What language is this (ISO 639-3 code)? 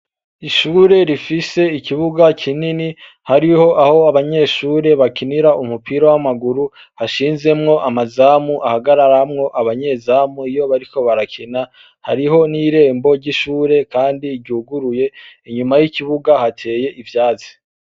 run